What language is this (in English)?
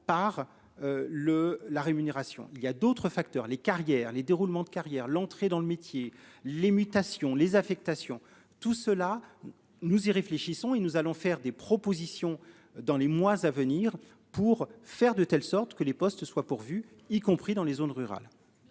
French